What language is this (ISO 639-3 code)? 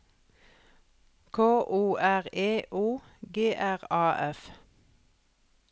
nor